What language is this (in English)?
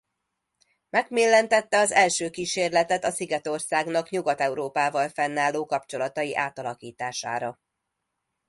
Hungarian